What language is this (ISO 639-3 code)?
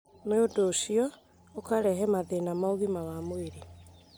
kik